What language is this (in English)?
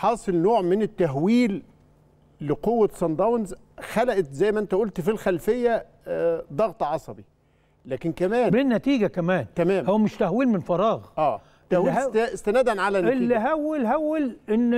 Arabic